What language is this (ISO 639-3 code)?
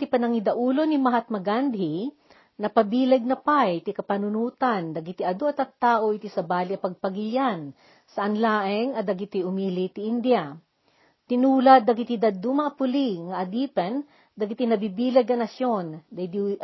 fil